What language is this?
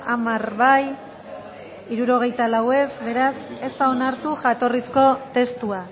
Basque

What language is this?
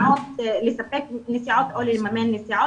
Hebrew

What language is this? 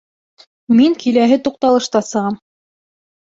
Bashkir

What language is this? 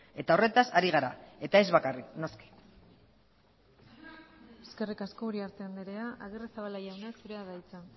Basque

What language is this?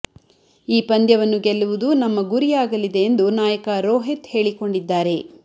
Kannada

